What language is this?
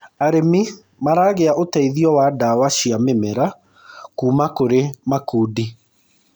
Kikuyu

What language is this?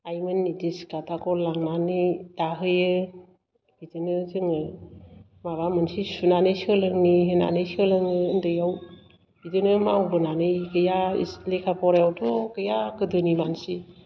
Bodo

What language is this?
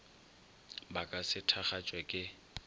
Northern Sotho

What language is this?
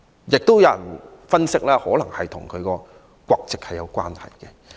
Cantonese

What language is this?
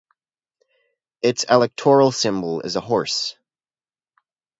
English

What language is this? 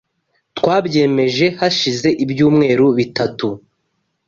Kinyarwanda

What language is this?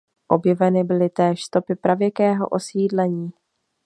Czech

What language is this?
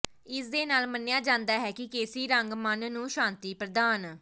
Punjabi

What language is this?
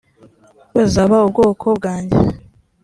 Kinyarwanda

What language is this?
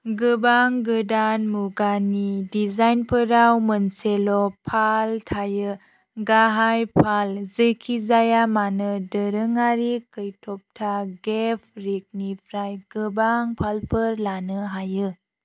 Bodo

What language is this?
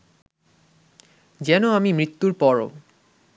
Bangla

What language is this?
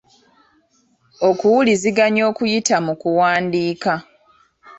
Ganda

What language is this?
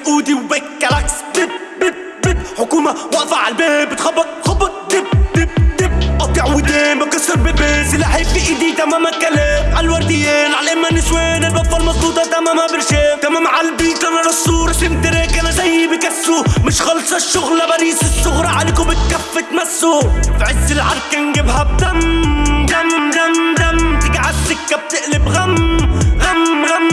Arabic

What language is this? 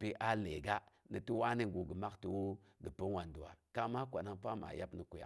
Boghom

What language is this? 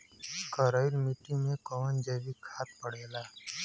Bhojpuri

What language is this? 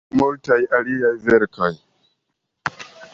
Esperanto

